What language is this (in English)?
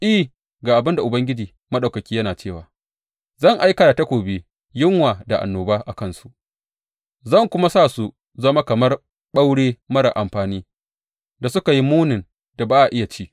Hausa